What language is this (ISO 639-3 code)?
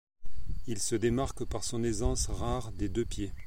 fra